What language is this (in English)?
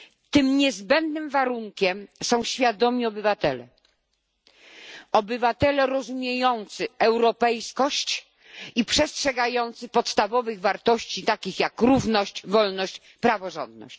Polish